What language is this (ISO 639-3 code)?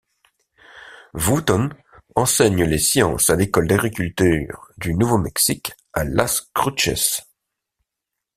fra